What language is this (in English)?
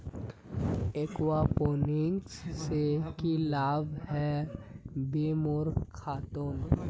Magahi